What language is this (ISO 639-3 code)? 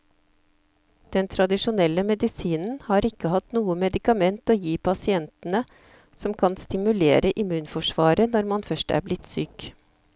nor